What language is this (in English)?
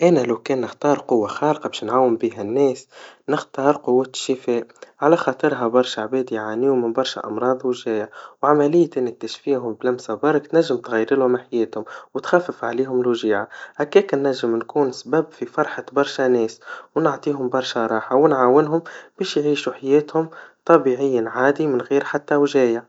Tunisian Arabic